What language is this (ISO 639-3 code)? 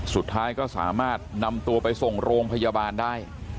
tha